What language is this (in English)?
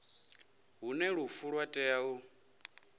Venda